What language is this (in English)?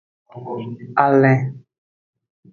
Aja (Benin)